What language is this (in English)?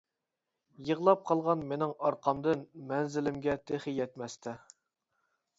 Uyghur